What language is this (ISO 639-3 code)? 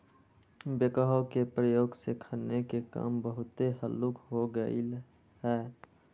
mag